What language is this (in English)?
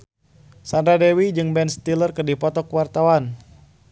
Sundanese